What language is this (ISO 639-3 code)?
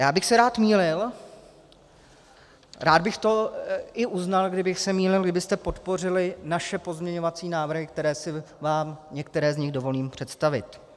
ces